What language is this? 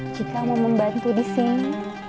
Indonesian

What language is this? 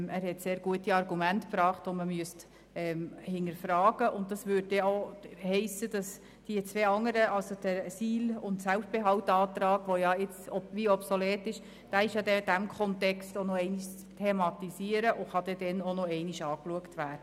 Swiss German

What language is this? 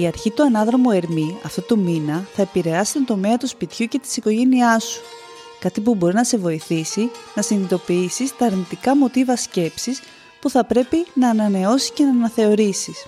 Greek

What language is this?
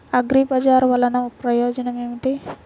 Telugu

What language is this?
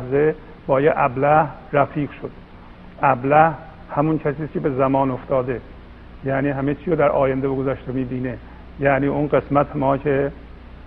Persian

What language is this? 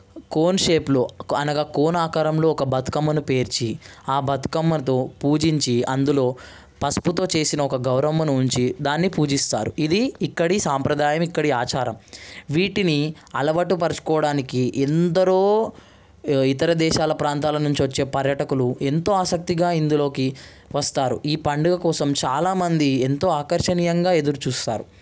Telugu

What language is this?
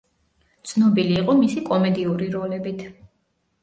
Georgian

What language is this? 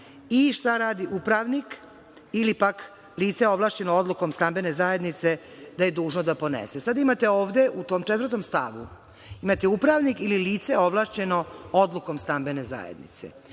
Serbian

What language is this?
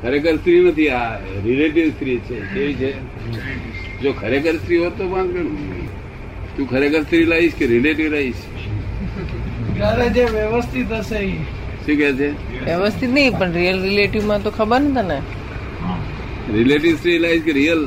Gujarati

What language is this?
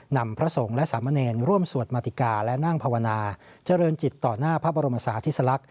Thai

